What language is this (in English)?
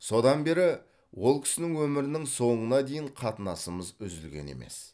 Kazakh